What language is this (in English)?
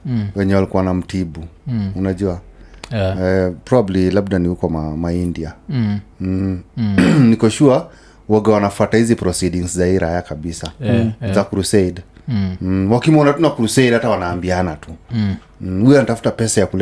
Swahili